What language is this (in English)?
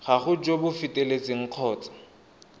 Tswana